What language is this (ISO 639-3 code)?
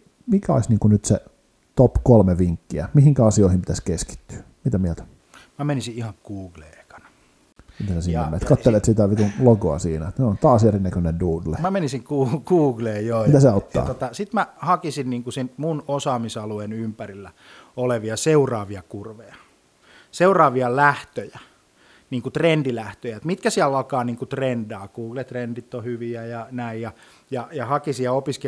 fin